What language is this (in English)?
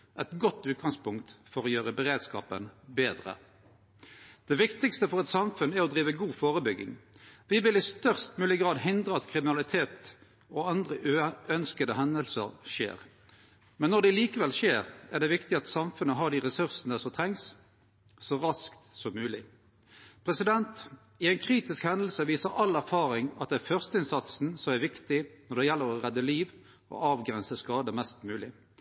Norwegian Nynorsk